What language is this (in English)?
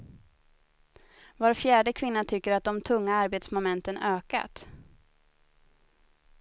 Swedish